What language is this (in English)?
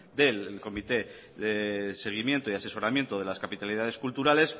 Spanish